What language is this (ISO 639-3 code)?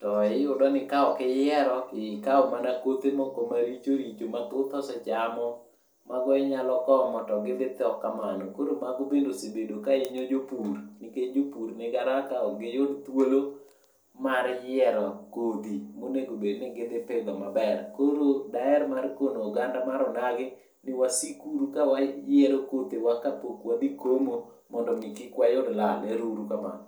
luo